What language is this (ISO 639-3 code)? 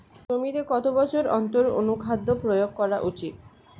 ben